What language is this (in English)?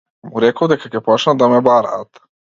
Macedonian